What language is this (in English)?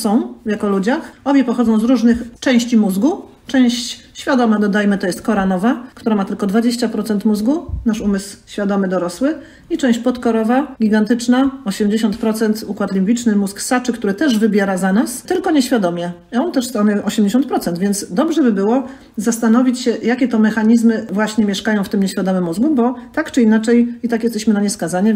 Polish